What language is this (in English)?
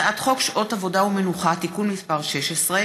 Hebrew